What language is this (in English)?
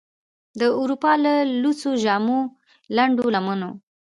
Pashto